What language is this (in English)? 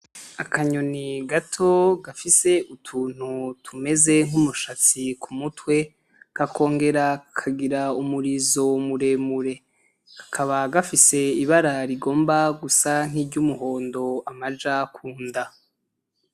Rundi